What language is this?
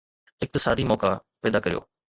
Sindhi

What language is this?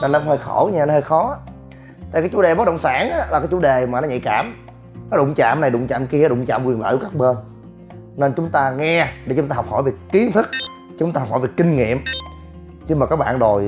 Vietnamese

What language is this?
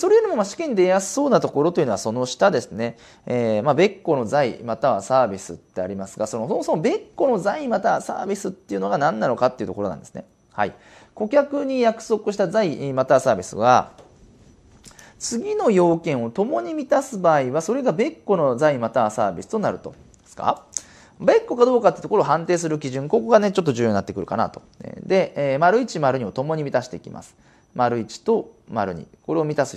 Japanese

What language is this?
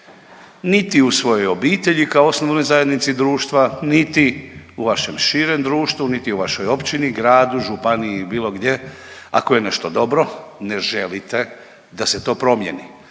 Croatian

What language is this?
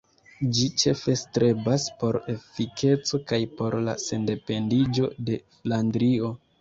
Esperanto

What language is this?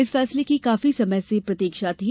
Hindi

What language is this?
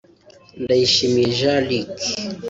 Kinyarwanda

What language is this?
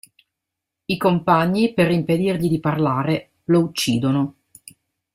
Italian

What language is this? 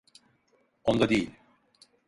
Turkish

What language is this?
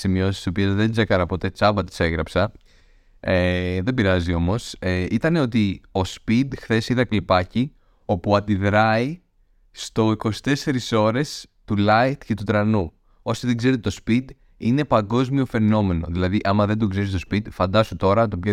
Greek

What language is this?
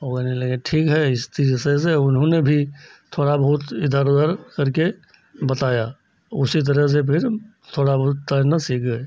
Hindi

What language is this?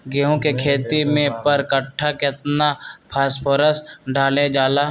Magahi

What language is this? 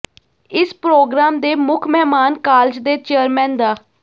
Punjabi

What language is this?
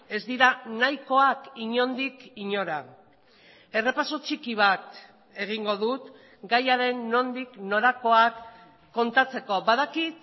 Basque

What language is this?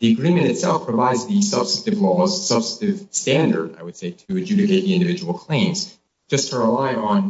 English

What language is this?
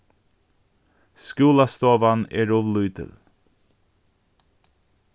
Faroese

